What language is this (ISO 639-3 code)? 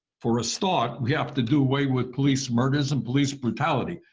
eng